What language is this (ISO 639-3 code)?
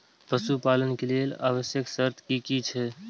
mai